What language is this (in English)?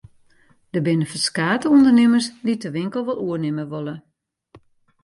Western Frisian